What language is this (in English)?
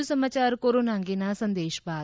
Gujarati